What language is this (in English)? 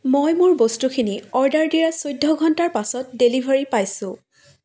Assamese